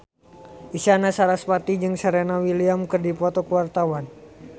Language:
Sundanese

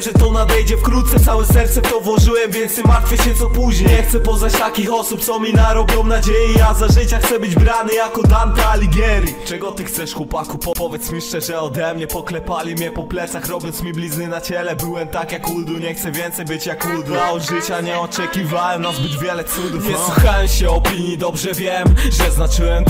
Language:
Polish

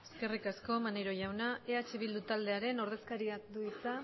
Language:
Basque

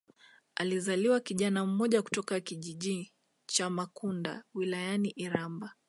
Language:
Swahili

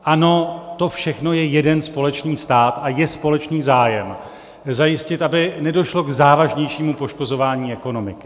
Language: Czech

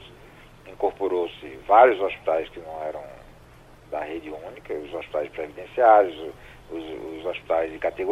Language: Portuguese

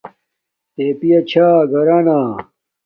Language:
Domaaki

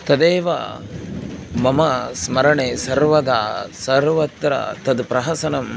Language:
Sanskrit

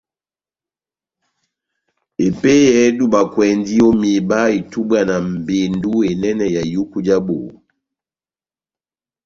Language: Batanga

